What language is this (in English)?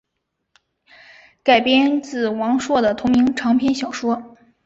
Chinese